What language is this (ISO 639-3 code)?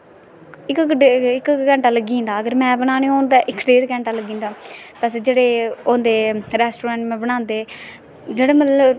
doi